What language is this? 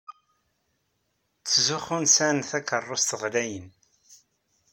Kabyle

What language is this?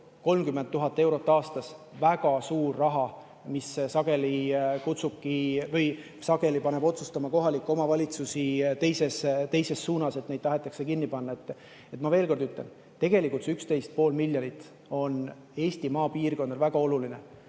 Estonian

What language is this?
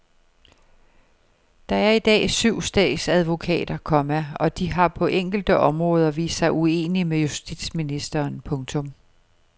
Danish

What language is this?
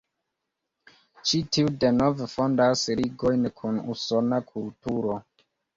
Esperanto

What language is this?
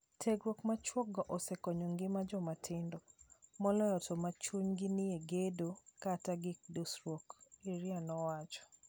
Luo (Kenya and Tanzania)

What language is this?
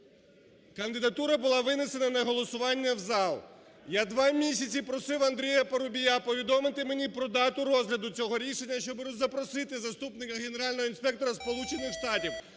Ukrainian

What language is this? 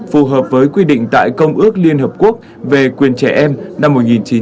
Vietnamese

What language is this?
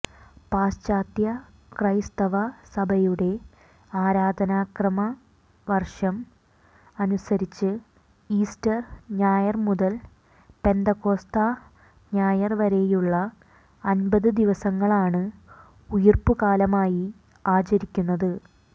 Malayalam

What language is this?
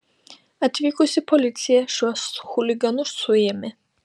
Lithuanian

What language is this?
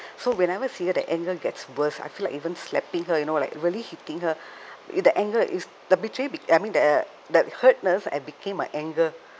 English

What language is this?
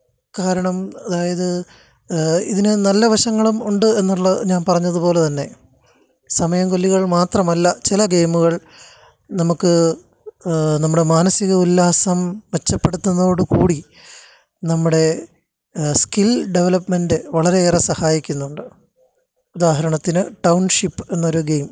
Malayalam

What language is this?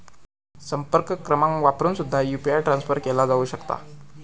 Marathi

